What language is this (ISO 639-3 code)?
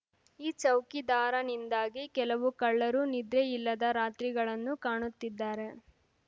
kan